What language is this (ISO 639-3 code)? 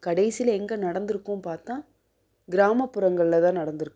tam